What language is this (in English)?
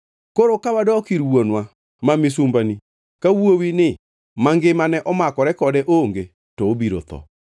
Luo (Kenya and Tanzania)